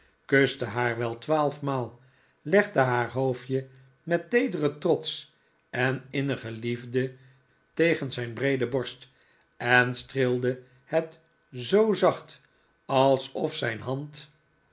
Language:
Dutch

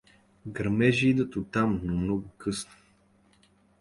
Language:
Bulgarian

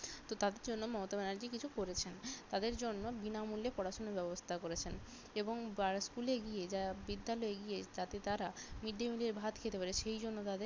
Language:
Bangla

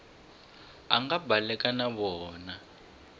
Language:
Tsonga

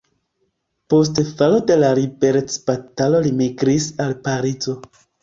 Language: Esperanto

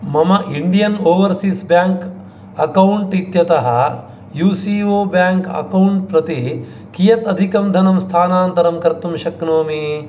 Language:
Sanskrit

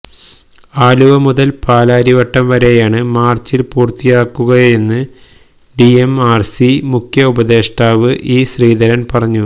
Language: Malayalam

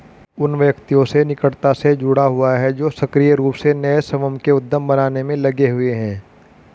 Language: Hindi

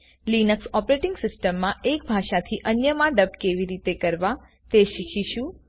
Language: Gujarati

